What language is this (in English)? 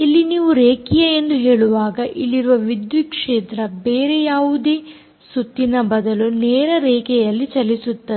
Kannada